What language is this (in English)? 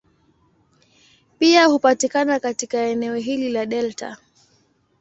Swahili